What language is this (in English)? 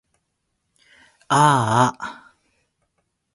Japanese